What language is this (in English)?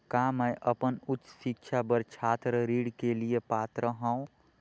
Chhattisgarhi